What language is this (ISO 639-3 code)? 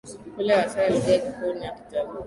swa